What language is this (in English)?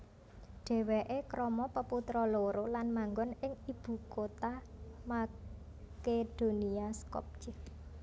Javanese